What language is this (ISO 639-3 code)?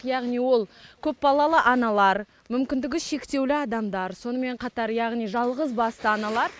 kaz